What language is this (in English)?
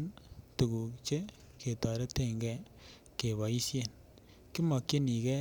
Kalenjin